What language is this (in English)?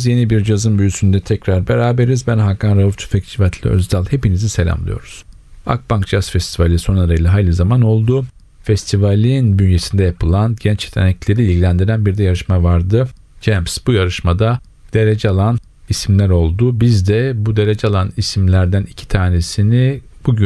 Turkish